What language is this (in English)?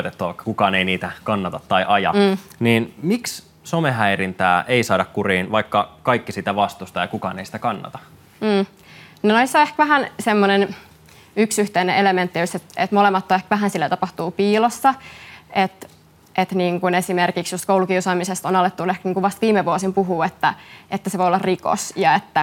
Finnish